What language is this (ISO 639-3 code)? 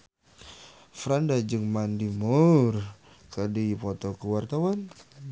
sun